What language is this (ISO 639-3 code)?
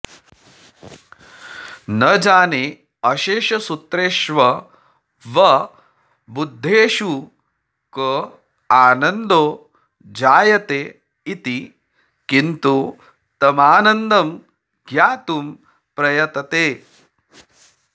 san